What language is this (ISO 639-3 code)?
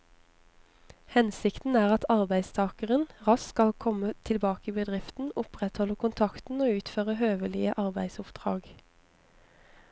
nor